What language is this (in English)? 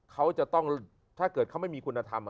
Thai